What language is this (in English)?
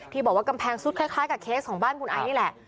Thai